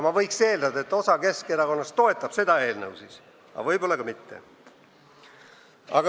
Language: Estonian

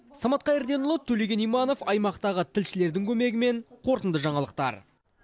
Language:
Kazakh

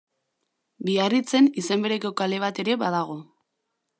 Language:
Basque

